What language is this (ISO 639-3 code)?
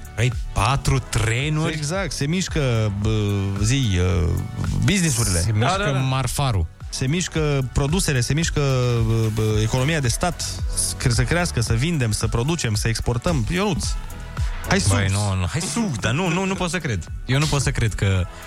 ron